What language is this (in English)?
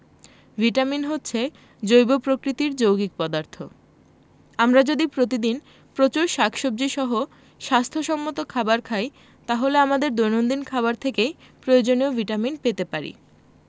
Bangla